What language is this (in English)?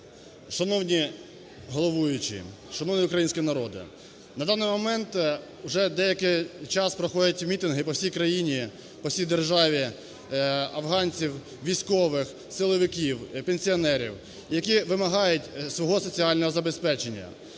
Ukrainian